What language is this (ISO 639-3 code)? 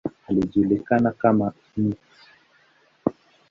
swa